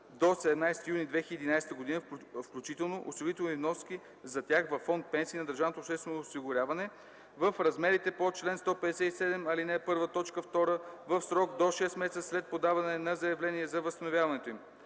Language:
Bulgarian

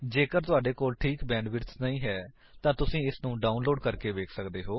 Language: Punjabi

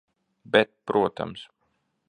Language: Latvian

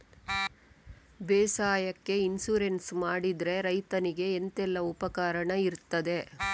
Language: Kannada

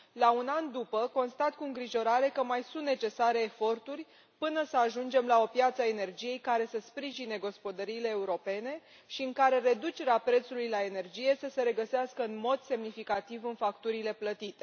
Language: Romanian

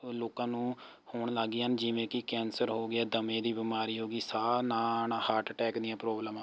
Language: Punjabi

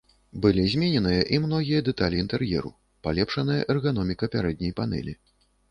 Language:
Belarusian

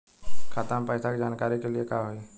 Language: Bhojpuri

